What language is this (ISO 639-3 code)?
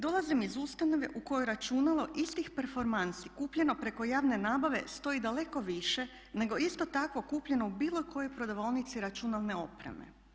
hrv